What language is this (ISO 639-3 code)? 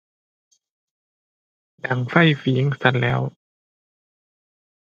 tha